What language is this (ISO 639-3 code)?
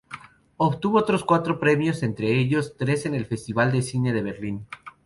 spa